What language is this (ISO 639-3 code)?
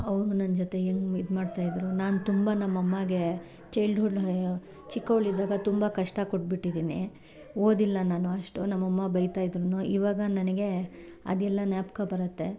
kan